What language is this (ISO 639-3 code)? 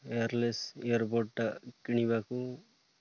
ori